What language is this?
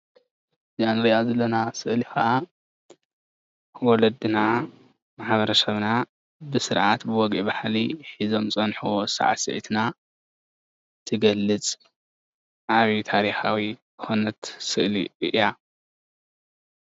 Tigrinya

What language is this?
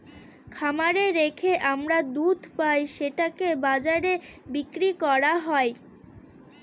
Bangla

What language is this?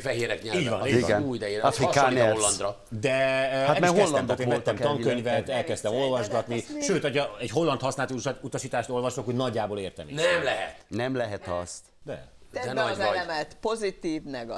Hungarian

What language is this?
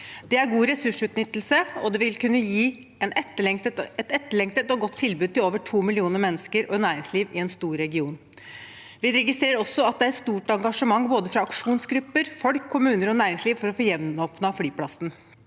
Norwegian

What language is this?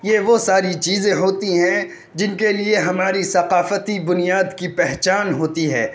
Urdu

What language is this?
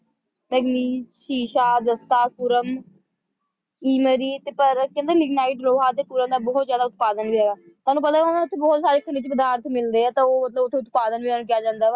Punjabi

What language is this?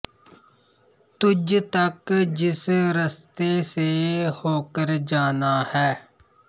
Punjabi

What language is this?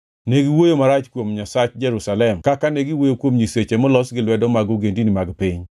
Luo (Kenya and Tanzania)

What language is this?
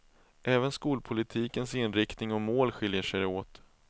Swedish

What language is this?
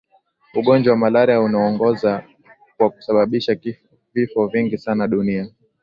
Swahili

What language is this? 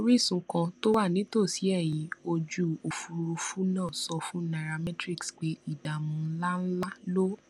Yoruba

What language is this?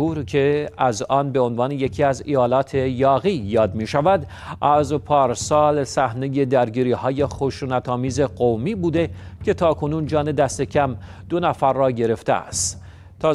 Persian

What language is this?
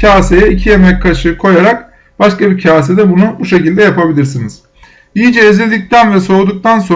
Turkish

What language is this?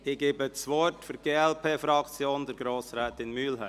Swiss German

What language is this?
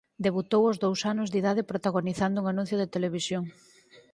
Galician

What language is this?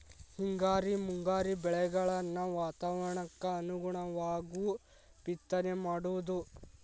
Kannada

